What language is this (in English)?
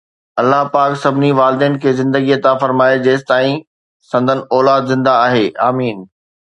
Sindhi